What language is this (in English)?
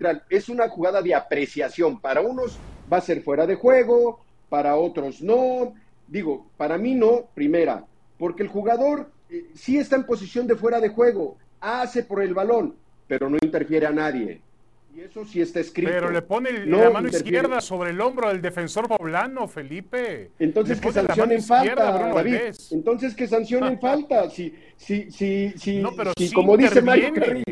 Spanish